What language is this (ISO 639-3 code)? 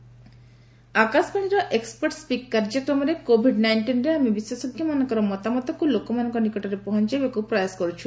ori